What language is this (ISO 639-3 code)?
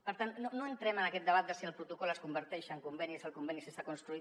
cat